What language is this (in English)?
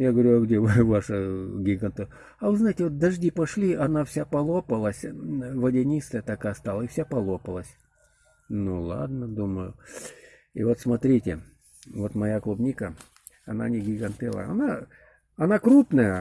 Russian